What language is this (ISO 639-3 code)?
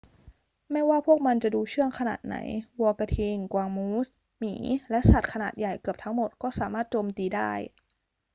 tha